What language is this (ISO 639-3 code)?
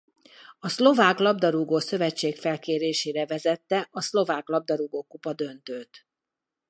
hun